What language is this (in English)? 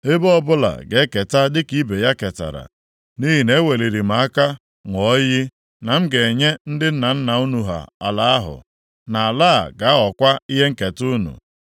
Igbo